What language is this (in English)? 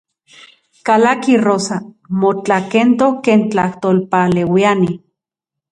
Central Puebla Nahuatl